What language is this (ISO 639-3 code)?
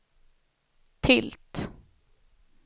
swe